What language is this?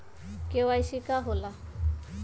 Magahi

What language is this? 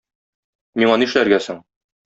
Tatar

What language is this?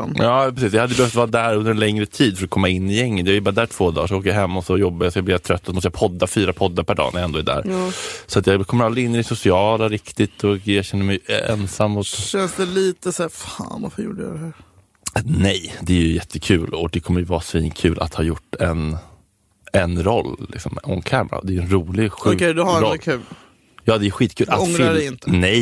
Swedish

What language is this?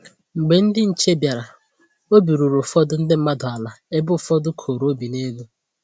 Igbo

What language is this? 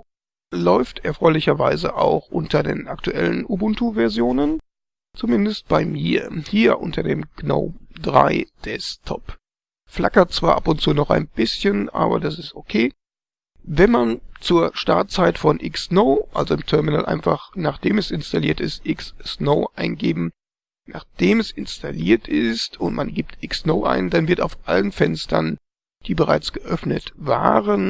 German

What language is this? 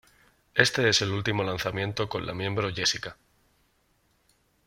Spanish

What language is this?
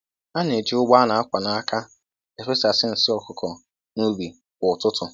Igbo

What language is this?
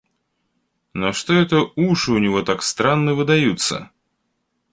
Russian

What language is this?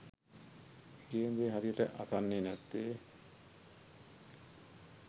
Sinhala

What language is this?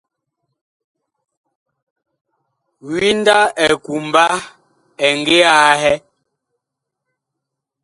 Bakoko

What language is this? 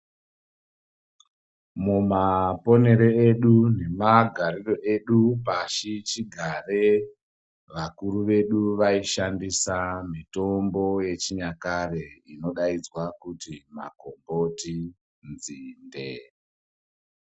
Ndau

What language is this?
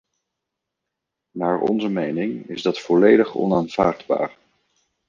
Dutch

